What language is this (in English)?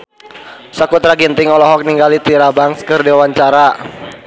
Sundanese